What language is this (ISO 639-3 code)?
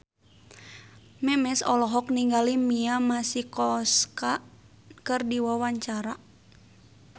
sun